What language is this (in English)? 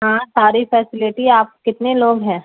Urdu